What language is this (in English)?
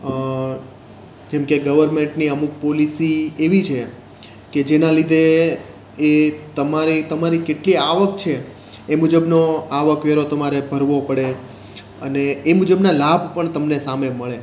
Gujarati